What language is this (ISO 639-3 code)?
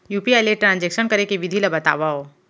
hne